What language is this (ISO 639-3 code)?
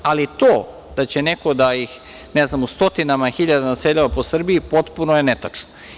srp